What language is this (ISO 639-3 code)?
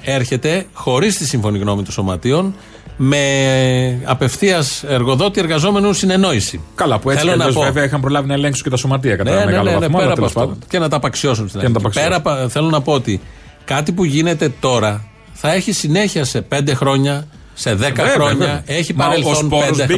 ell